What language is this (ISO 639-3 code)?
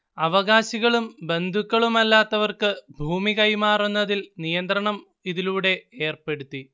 mal